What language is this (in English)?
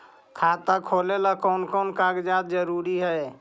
Magahi